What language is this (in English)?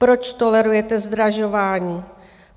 Czech